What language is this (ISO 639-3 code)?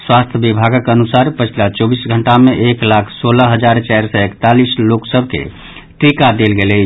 mai